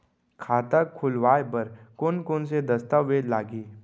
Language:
Chhattisgarhi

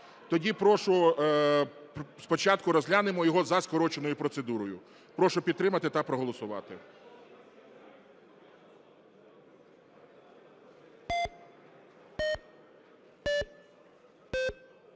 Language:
Ukrainian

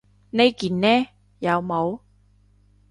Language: Cantonese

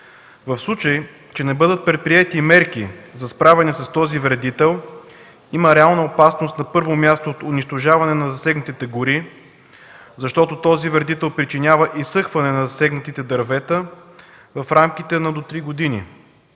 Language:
Bulgarian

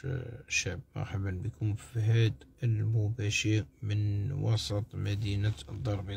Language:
Arabic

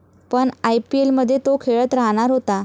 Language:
Marathi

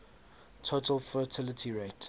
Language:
English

